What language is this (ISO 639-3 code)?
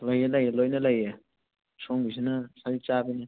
mni